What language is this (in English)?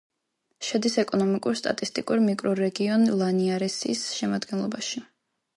Georgian